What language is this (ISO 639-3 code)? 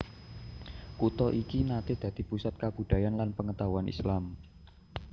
jav